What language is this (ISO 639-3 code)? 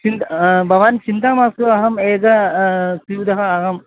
san